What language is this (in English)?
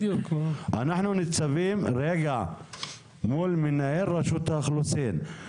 Hebrew